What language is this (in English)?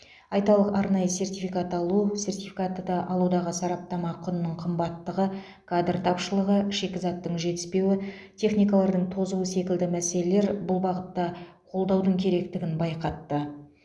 Kazakh